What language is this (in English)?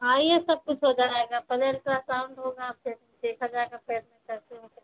Hindi